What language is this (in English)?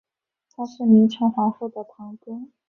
Chinese